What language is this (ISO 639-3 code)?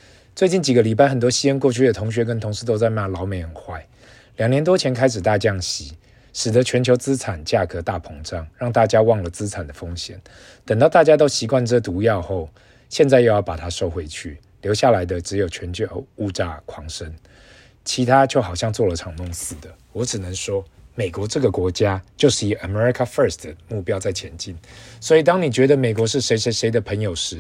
zho